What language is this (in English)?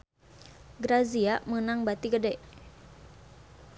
Sundanese